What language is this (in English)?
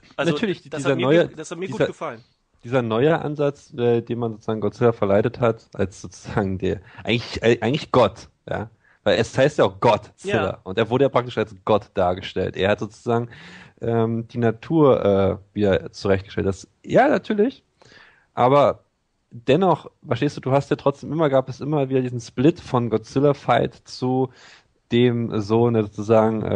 German